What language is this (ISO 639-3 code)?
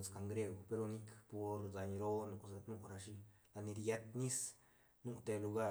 ztn